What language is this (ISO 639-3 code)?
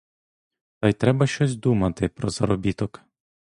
ukr